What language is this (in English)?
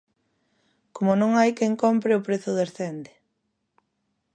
Galician